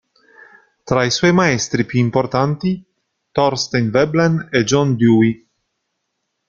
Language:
Italian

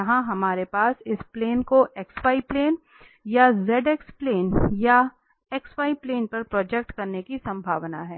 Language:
Hindi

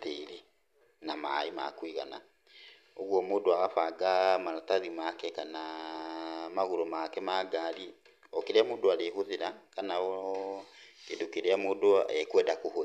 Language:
Kikuyu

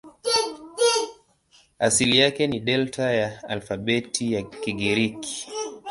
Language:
Swahili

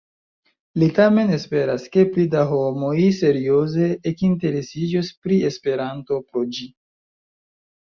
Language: Esperanto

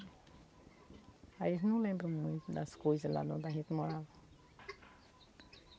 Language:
Portuguese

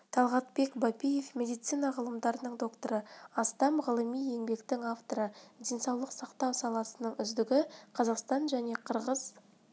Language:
Kazakh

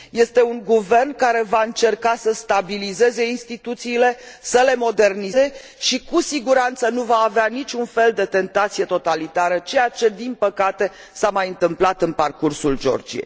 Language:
Romanian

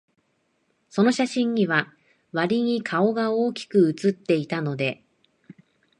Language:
Japanese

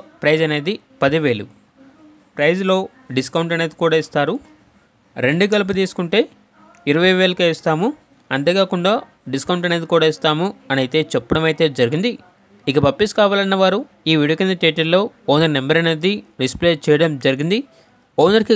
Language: Telugu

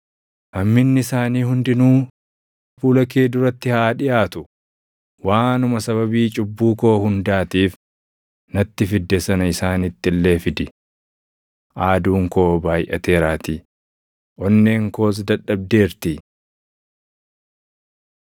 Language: Oromo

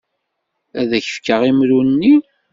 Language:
Kabyle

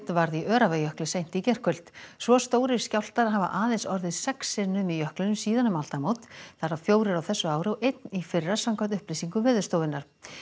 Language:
Icelandic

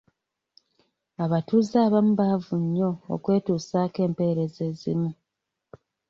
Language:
Ganda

